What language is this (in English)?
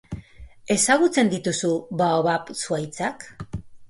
Basque